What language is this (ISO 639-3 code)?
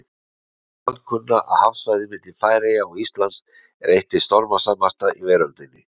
isl